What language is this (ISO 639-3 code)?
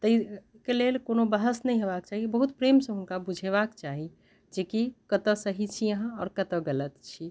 mai